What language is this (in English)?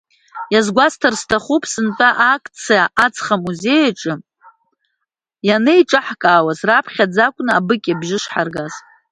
Abkhazian